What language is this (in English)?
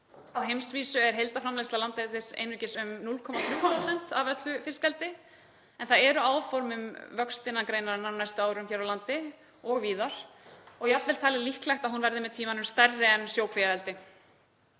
Icelandic